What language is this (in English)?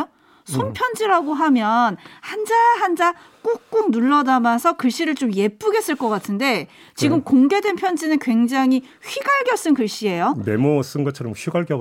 Korean